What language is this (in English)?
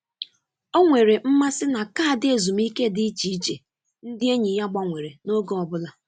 Igbo